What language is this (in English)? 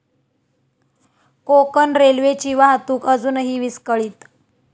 Marathi